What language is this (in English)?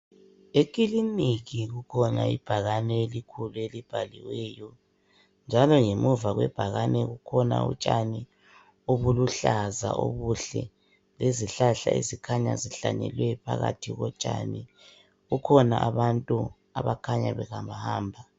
North Ndebele